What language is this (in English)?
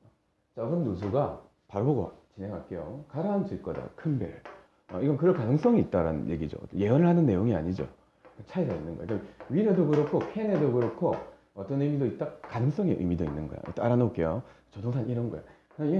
Korean